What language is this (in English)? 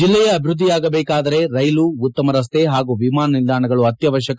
Kannada